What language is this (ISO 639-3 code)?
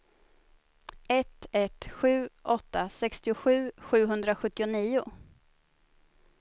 swe